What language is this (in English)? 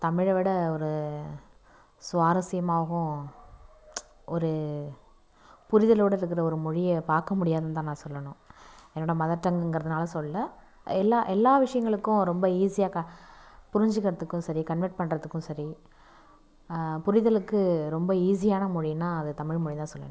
Tamil